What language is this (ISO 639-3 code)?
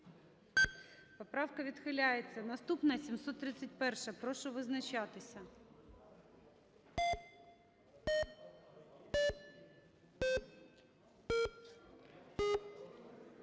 ukr